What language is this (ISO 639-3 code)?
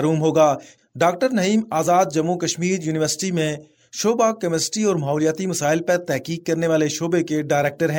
urd